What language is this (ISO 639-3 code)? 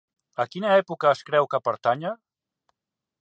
cat